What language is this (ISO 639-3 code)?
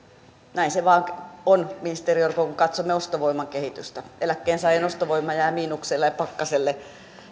fin